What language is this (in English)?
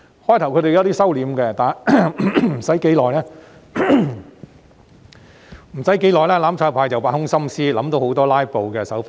Cantonese